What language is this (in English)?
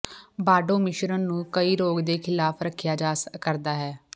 Punjabi